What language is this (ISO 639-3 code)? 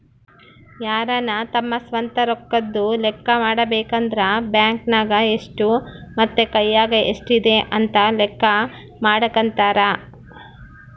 kan